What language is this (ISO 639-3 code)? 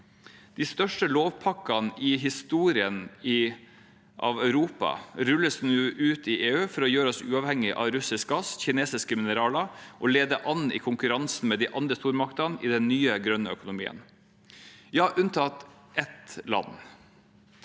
nor